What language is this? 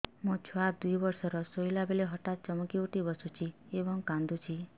Odia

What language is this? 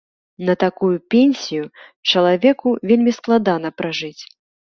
Belarusian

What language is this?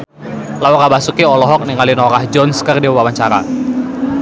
Sundanese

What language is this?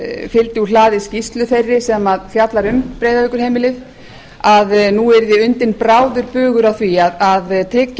Icelandic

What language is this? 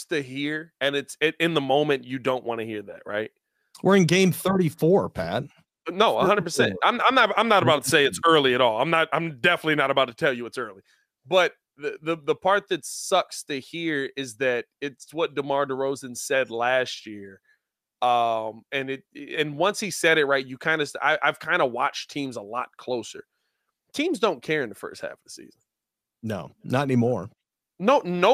English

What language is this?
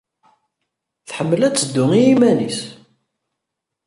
Kabyle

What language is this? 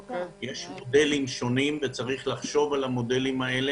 Hebrew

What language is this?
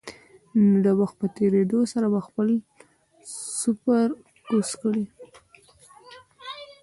Pashto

